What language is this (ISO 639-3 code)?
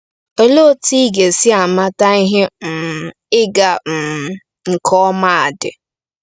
ibo